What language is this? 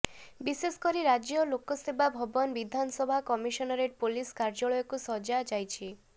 Odia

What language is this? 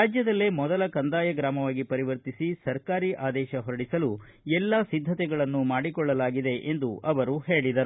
Kannada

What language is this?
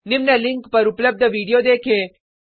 Hindi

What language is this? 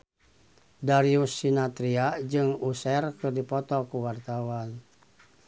Sundanese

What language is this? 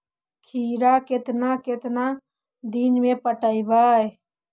Magahi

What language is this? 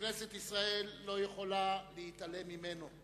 Hebrew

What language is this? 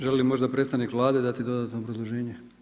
Croatian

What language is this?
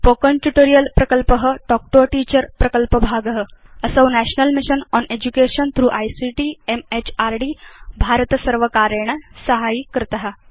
Sanskrit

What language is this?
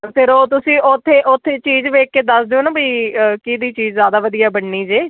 Punjabi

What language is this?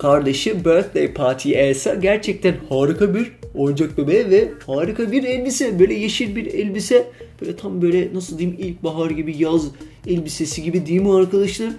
Turkish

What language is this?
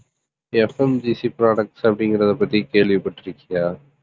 Tamil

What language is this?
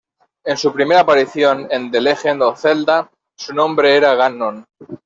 Spanish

